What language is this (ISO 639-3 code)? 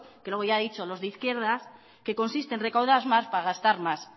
spa